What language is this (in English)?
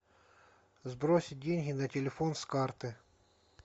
Russian